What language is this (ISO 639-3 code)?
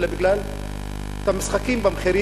heb